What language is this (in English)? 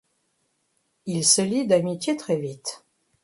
French